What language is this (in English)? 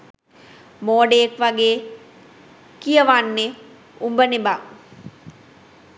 Sinhala